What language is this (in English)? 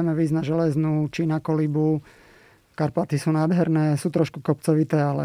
Slovak